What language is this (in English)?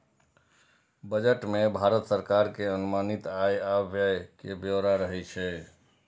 Maithili